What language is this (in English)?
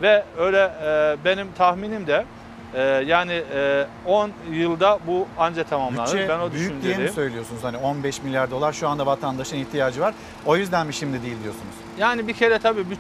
Turkish